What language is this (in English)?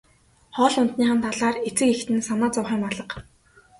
Mongolian